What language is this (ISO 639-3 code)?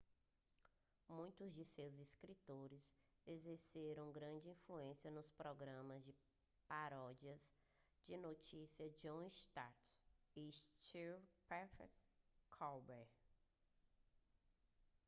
por